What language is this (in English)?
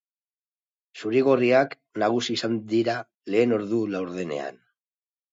Basque